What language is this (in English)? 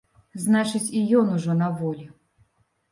Belarusian